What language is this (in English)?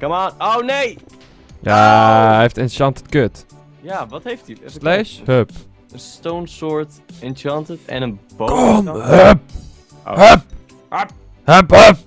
Dutch